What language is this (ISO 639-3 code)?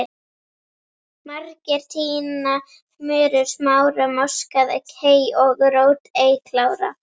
isl